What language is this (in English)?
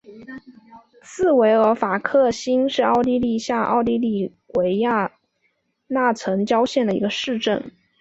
Chinese